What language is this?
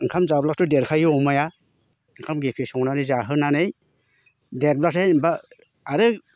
Bodo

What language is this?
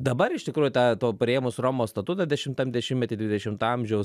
Lithuanian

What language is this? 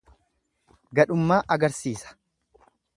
Oromo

